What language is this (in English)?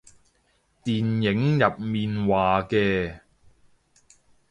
Cantonese